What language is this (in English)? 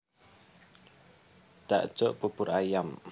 Javanese